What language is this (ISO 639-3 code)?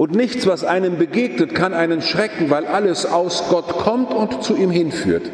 deu